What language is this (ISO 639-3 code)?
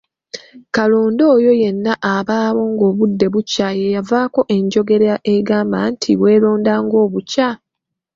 lug